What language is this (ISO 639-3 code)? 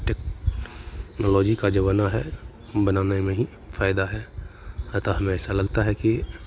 hin